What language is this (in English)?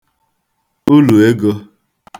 Igbo